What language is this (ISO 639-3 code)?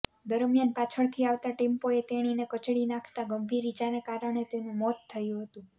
guj